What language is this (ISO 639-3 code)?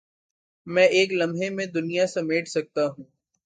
urd